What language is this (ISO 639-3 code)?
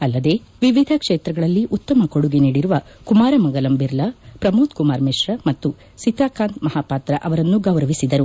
kan